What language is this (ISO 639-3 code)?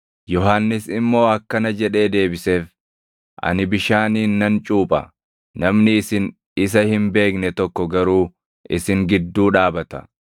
orm